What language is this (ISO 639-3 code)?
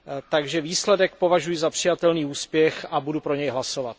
ces